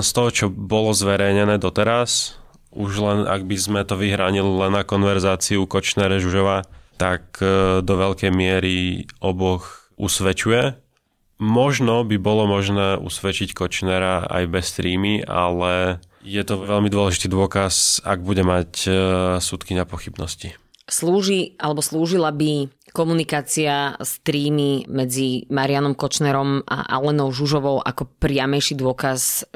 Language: Slovak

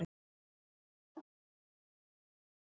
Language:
Icelandic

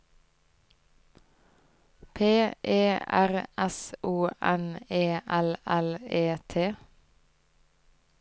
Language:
Norwegian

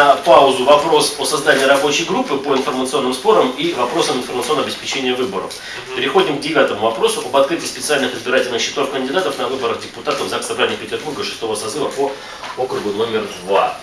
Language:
Russian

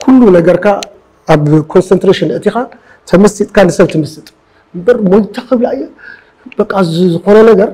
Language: Arabic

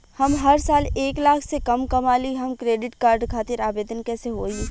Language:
Bhojpuri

